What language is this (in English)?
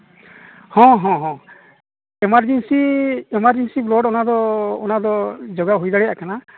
Santali